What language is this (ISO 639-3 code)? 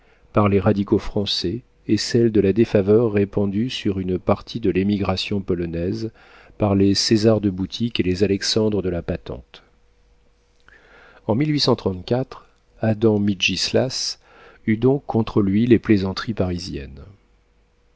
fra